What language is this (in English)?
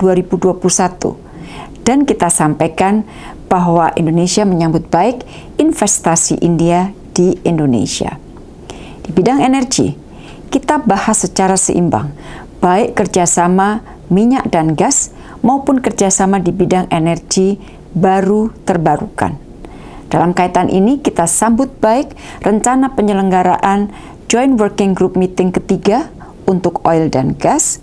Indonesian